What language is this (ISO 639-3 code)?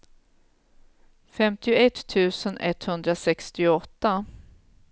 swe